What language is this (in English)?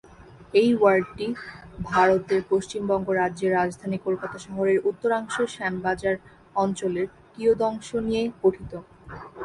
Bangla